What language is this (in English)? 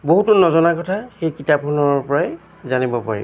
Assamese